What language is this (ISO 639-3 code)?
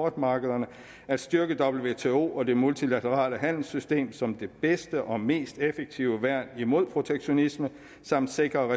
dan